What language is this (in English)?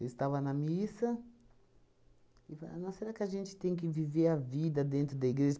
Portuguese